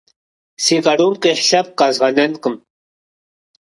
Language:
Kabardian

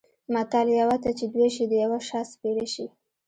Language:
Pashto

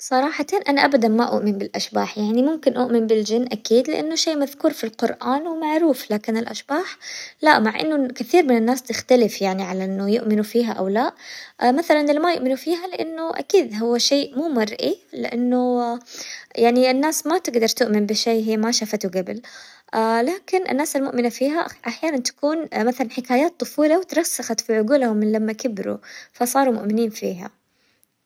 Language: Hijazi Arabic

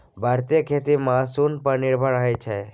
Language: Maithili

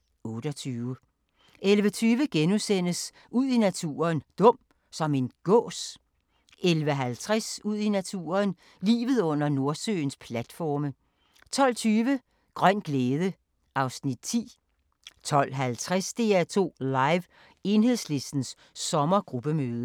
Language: Danish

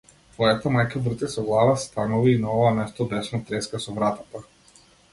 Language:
Macedonian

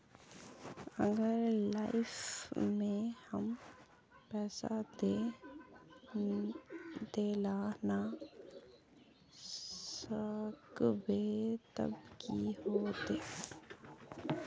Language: Magahi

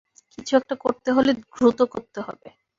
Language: Bangla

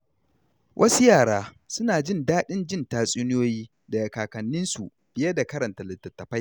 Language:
Hausa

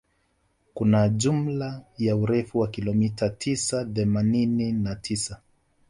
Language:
Swahili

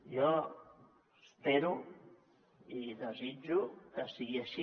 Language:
Catalan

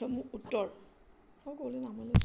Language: Assamese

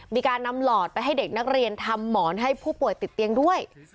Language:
Thai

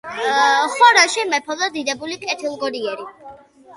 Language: Georgian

